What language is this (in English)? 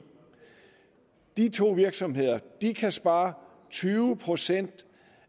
Danish